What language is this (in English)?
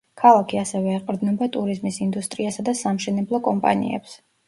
Georgian